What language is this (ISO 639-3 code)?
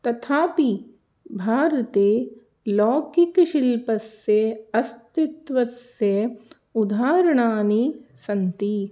san